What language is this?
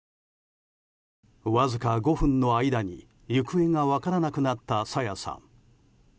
Japanese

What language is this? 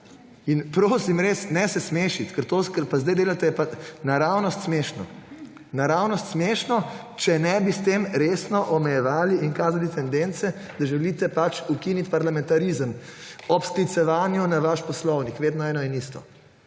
Slovenian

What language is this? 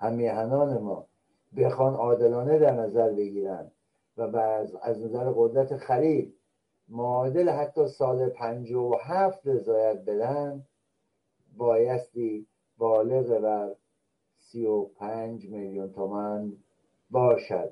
Persian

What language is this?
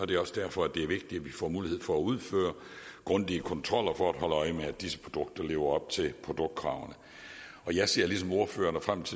Danish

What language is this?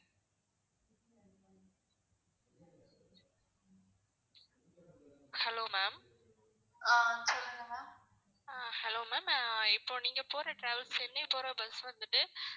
Tamil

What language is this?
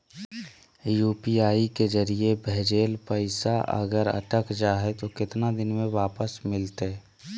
Magahi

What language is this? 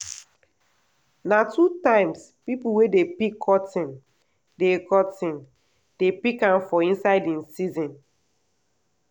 Nigerian Pidgin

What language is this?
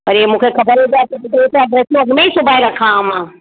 Sindhi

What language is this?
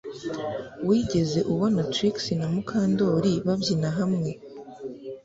Kinyarwanda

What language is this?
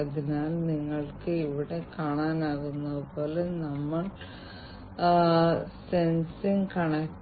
Malayalam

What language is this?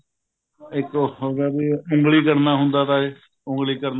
Punjabi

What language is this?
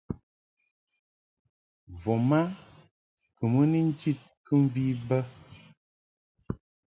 Mungaka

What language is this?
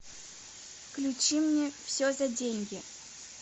Russian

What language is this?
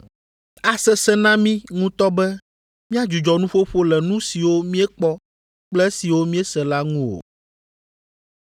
Ewe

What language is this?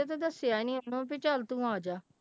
Punjabi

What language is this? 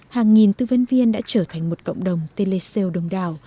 Vietnamese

